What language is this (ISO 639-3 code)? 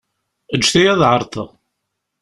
kab